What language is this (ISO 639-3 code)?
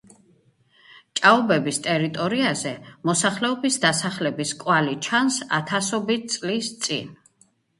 kat